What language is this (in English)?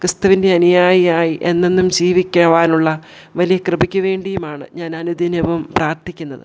Malayalam